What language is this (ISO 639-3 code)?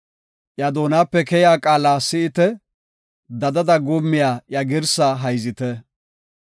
gof